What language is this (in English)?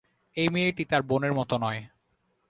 Bangla